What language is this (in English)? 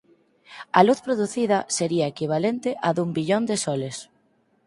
Galician